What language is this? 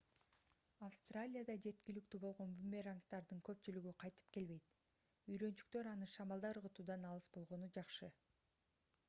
Kyrgyz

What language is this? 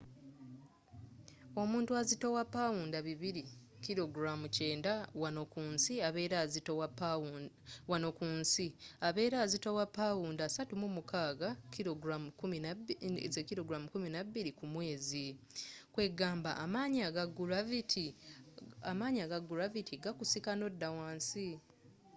Ganda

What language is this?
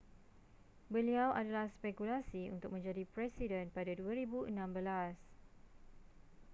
Malay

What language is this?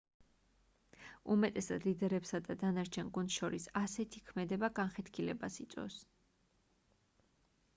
Georgian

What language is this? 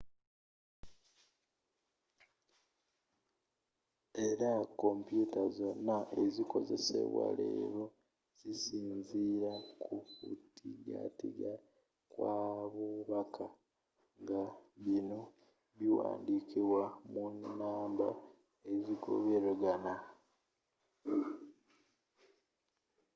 Ganda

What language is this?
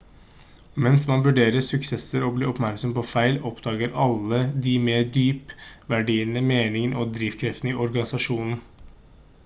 Norwegian Bokmål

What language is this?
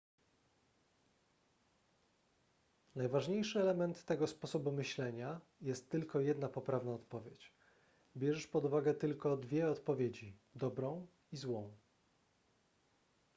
Polish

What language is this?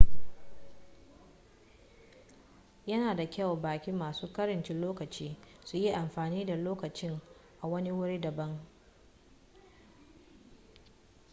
Hausa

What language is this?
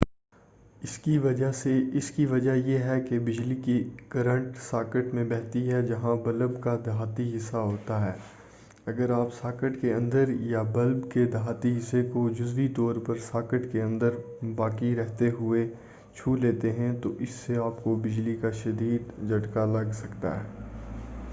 Urdu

